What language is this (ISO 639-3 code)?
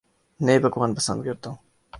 urd